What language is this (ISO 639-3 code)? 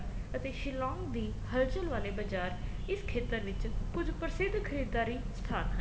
pan